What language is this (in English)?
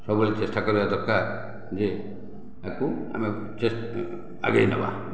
Odia